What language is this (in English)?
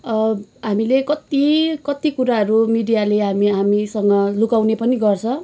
Nepali